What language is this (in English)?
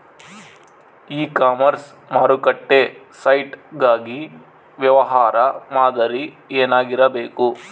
Kannada